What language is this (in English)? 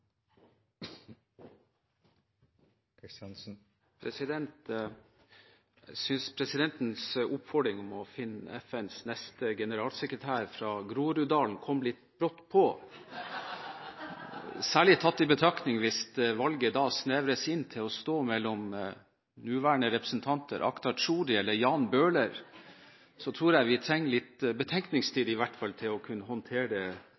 Norwegian Bokmål